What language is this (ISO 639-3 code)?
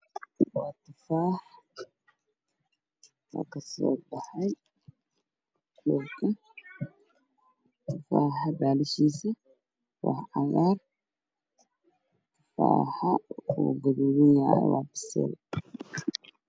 som